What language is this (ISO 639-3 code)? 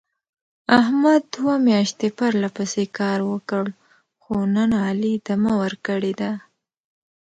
pus